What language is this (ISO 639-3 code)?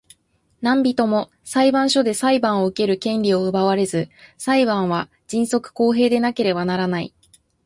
jpn